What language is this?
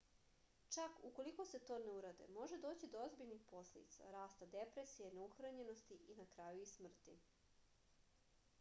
Serbian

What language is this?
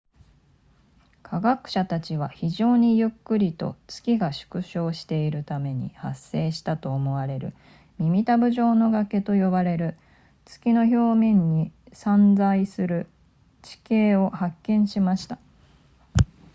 Japanese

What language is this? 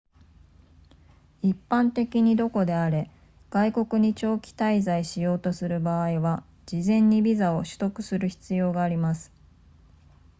Japanese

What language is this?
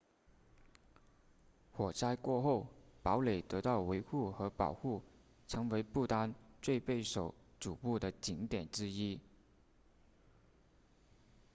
Chinese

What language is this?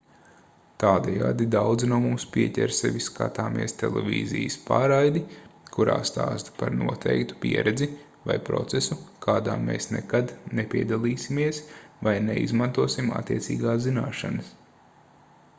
Latvian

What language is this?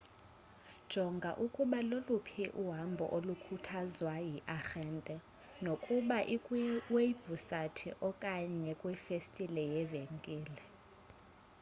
Xhosa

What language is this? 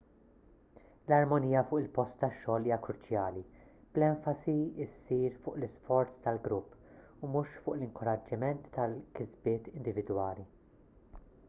Maltese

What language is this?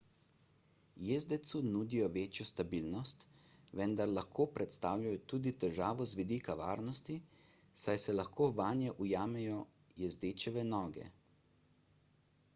Slovenian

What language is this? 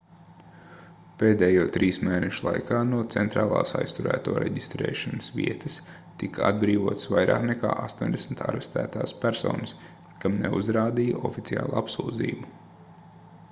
Latvian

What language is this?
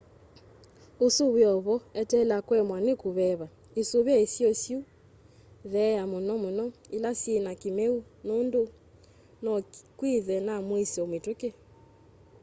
Kamba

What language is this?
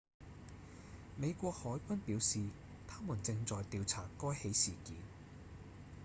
Cantonese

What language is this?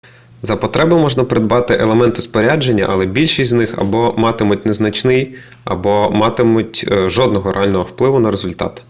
Ukrainian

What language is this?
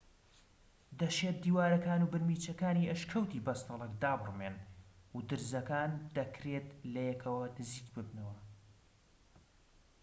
Central Kurdish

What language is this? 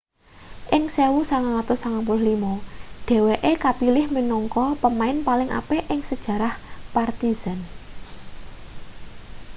Javanese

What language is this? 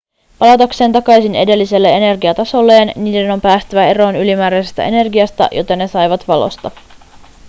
Finnish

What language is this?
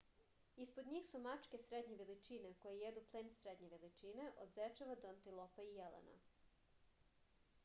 Serbian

